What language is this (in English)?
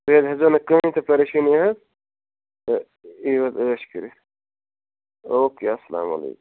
Kashmiri